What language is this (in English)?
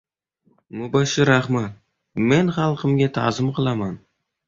Uzbek